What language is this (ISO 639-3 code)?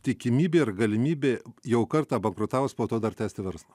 lit